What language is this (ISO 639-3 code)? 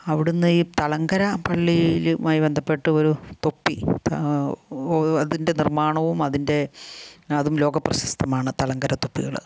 mal